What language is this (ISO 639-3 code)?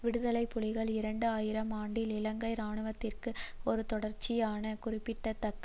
tam